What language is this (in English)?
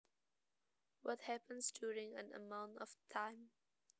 Javanese